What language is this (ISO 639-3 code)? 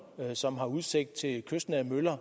dan